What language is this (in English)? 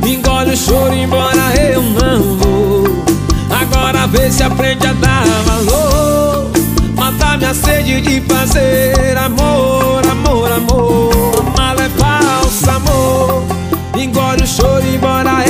Portuguese